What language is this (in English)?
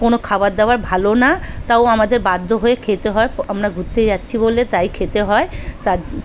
Bangla